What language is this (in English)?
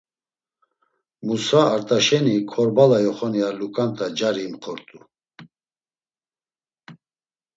Laz